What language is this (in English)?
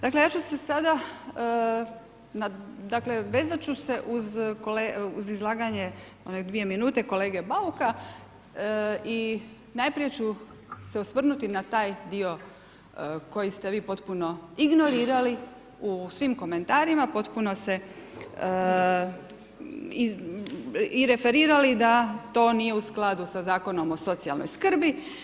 Croatian